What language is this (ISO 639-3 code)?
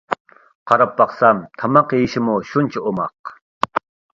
uig